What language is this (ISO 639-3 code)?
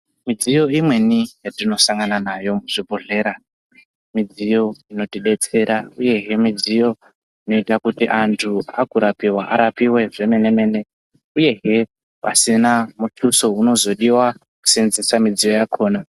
ndc